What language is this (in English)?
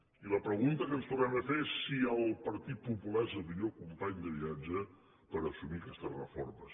Catalan